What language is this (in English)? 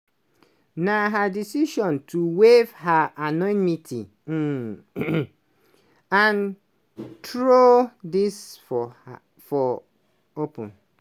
Nigerian Pidgin